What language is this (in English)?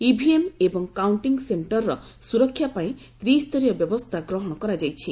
Odia